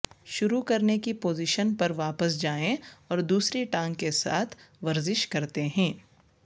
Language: Urdu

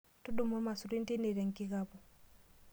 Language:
Masai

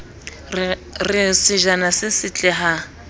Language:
Southern Sotho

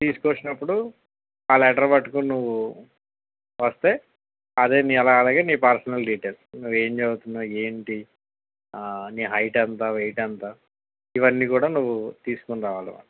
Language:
Telugu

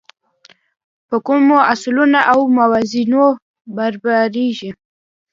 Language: Pashto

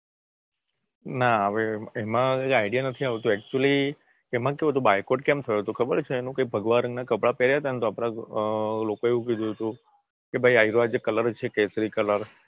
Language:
Gujarati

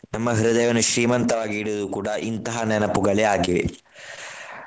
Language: Kannada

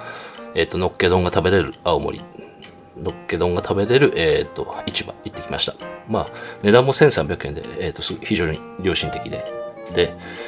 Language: Japanese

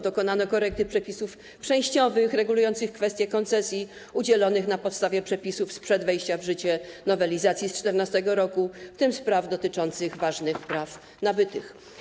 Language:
Polish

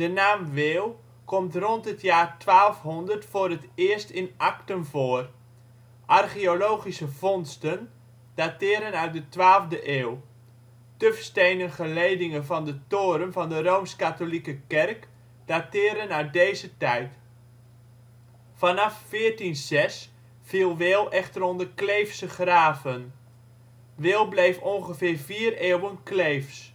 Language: Dutch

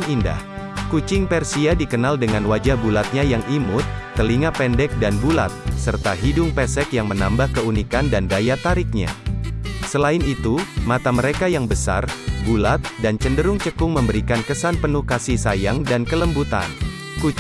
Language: Indonesian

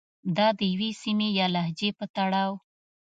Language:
Pashto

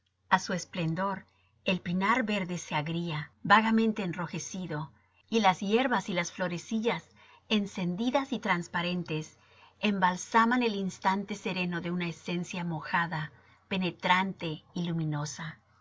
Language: Spanish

